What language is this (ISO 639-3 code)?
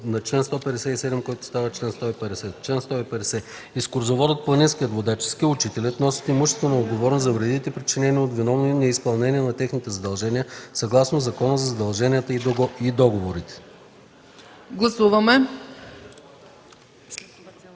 bul